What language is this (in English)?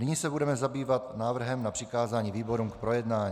Czech